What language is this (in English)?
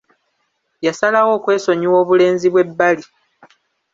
Ganda